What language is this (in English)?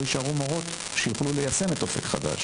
Hebrew